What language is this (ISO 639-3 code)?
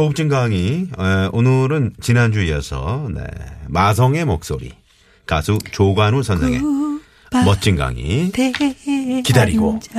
kor